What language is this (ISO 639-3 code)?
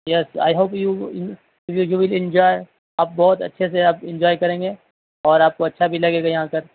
urd